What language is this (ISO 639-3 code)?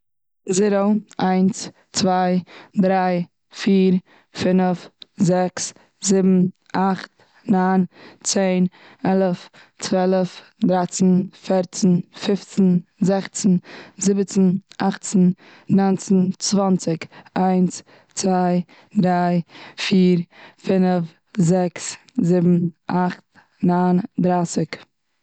yid